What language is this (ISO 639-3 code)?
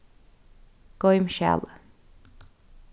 fao